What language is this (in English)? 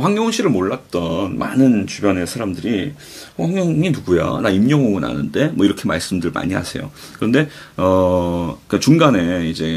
Korean